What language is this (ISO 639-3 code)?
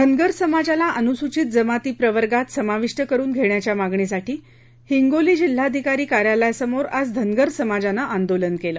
mar